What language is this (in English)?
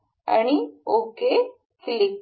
Marathi